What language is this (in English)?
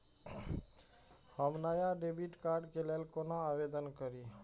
Maithili